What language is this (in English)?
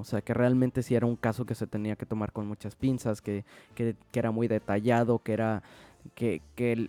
Spanish